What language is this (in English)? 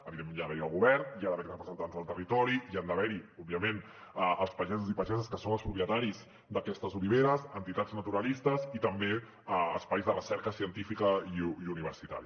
Catalan